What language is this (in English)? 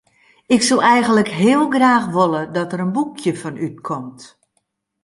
Western Frisian